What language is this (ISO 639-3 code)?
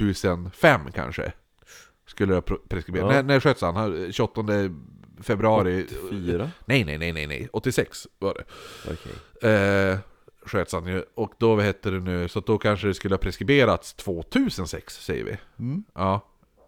swe